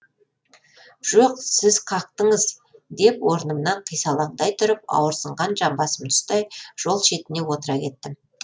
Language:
Kazakh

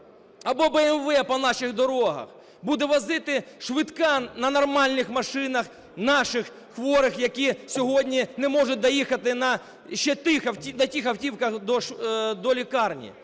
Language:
Ukrainian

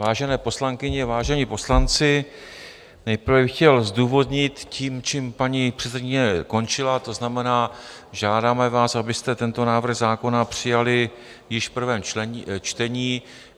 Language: Czech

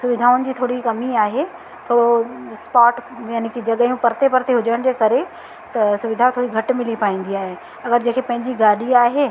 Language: Sindhi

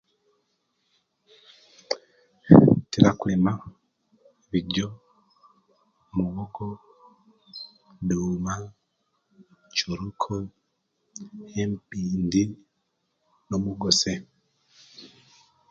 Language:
Kenyi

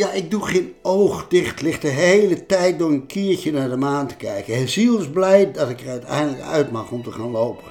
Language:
Dutch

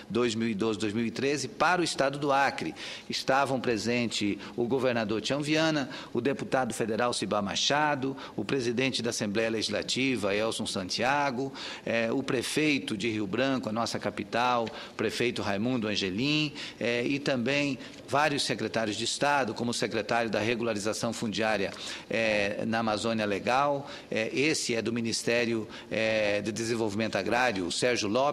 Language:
Portuguese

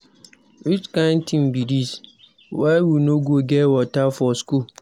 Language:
Nigerian Pidgin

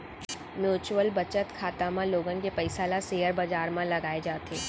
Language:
Chhattisgarhi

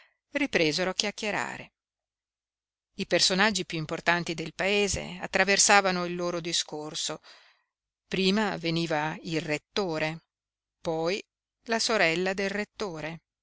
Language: Italian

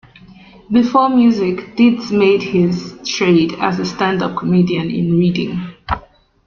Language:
English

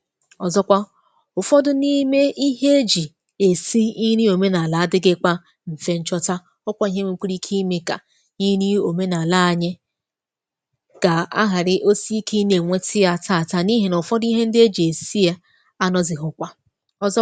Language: Igbo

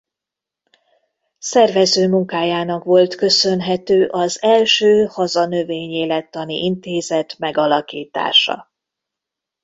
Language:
Hungarian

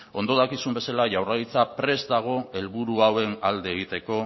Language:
Basque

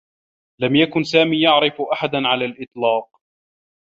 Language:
Arabic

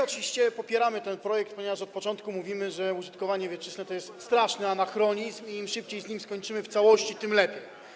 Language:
Polish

